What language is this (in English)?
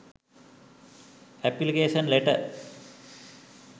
Sinhala